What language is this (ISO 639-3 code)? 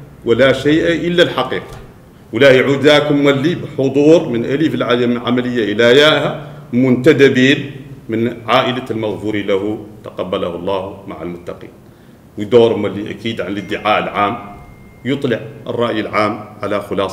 ara